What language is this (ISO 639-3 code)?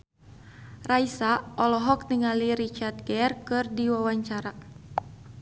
sun